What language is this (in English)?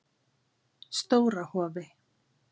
Icelandic